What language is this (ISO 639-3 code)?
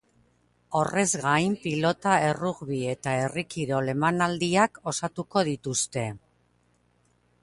eus